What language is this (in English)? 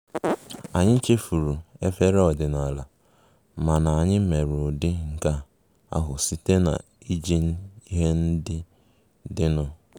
Igbo